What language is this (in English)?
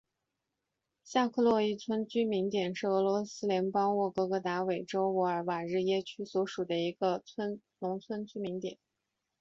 Chinese